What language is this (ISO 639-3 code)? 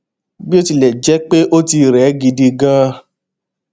yor